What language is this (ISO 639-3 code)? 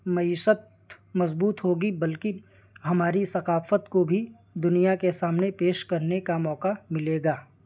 urd